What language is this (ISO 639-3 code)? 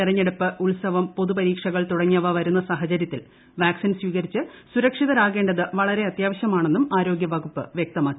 mal